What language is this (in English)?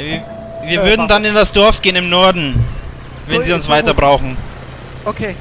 German